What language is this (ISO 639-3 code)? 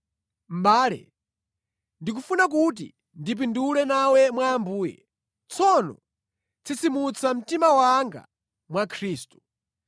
nya